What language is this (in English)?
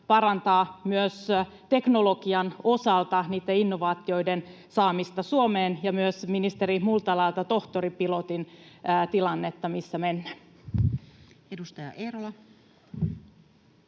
Finnish